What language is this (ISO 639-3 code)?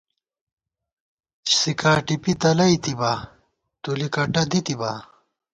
gwt